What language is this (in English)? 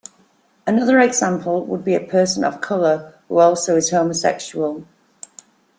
English